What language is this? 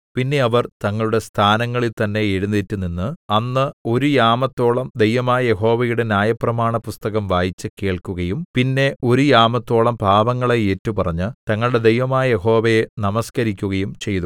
Malayalam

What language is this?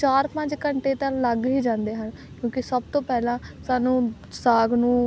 Punjabi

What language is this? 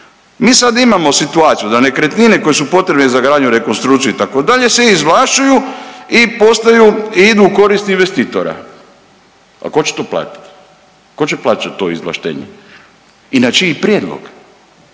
Croatian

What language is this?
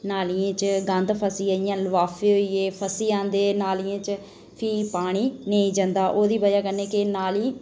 Dogri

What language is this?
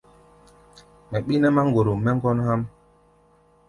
Gbaya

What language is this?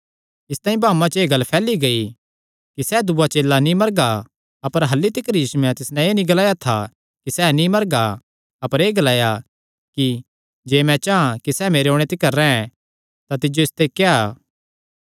Kangri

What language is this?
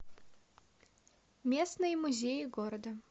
Russian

